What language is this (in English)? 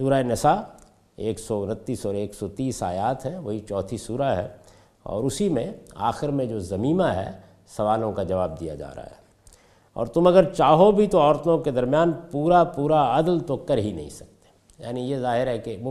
Urdu